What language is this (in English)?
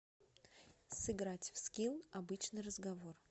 Russian